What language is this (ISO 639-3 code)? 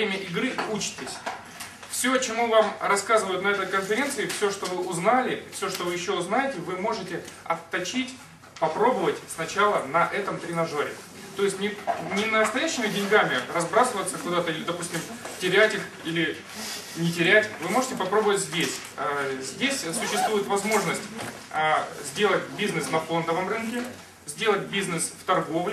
rus